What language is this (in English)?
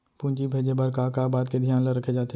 Chhattisgarhi